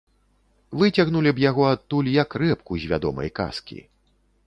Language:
Belarusian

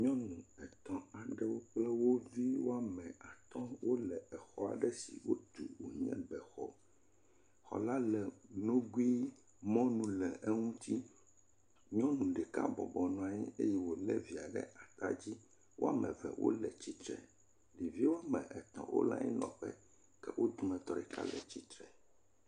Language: Ewe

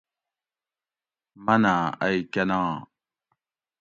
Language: Gawri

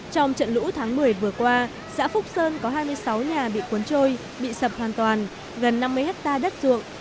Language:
Vietnamese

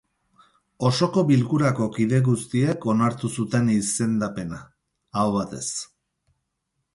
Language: Basque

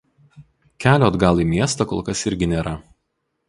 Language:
Lithuanian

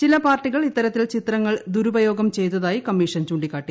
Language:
Malayalam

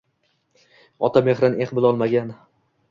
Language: Uzbek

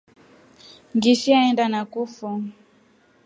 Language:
Rombo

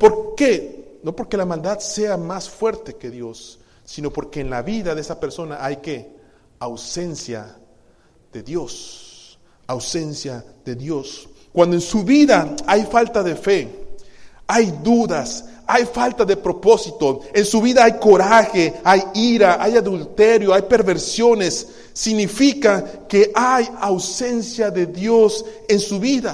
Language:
Spanish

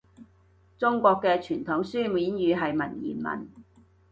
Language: Cantonese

